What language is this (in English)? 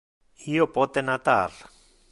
Interlingua